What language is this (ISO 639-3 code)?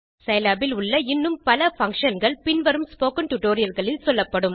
tam